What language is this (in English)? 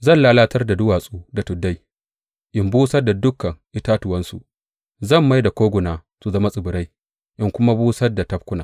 Hausa